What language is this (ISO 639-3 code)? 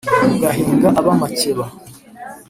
kin